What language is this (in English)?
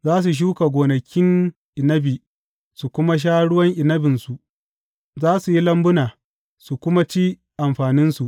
Hausa